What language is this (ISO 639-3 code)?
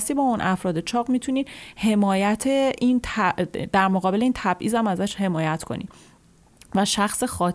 fas